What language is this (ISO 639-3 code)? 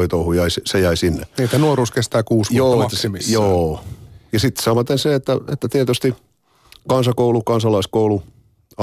fin